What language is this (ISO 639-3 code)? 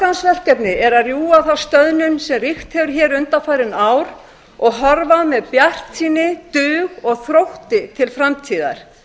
isl